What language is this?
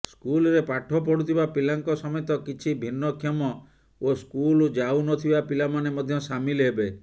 Odia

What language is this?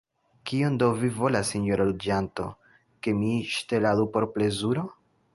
Esperanto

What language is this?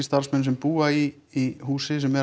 Icelandic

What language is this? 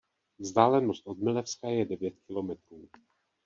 Czech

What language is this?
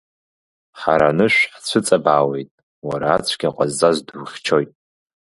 Abkhazian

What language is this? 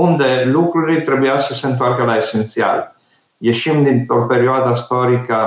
Romanian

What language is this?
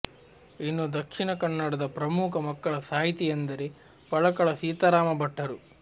Kannada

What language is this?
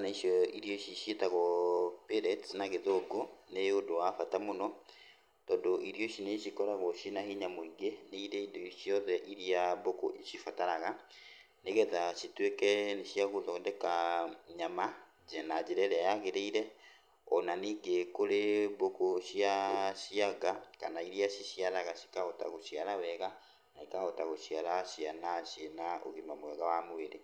Kikuyu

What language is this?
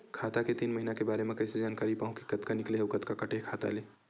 Chhattisgarhi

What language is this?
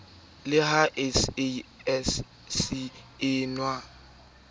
Southern Sotho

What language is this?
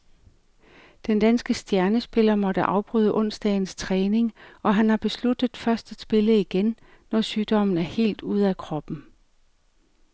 Danish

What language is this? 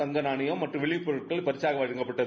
Tamil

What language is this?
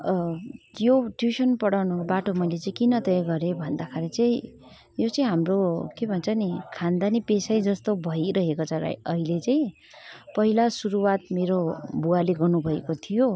Nepali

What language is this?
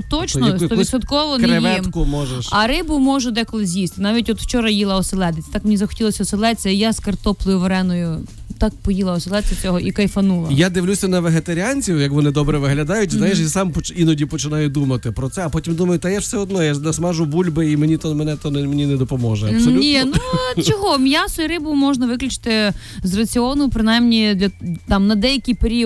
Ukrainian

